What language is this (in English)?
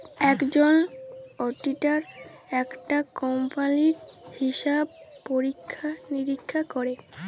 Bangla